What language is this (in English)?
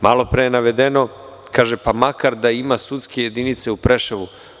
Serbian